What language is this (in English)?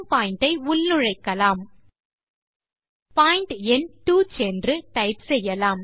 Tamil